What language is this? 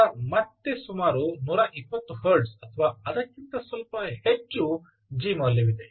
Kannada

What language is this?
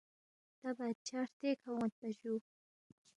Balti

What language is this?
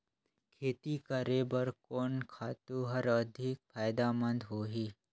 Chhattisgarhi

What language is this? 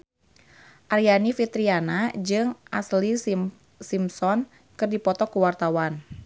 Sundanese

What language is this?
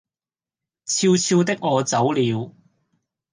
Cantonese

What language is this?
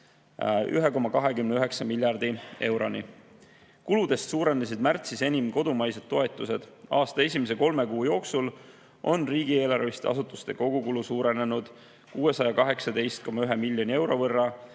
Estonian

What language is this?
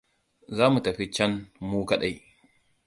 Hausa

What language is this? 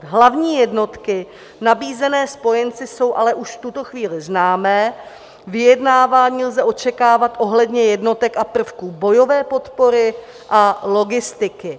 Czech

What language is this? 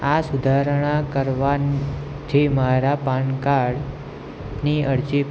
Gujarati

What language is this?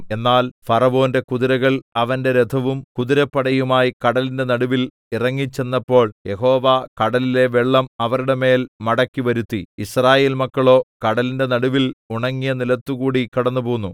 Malayalam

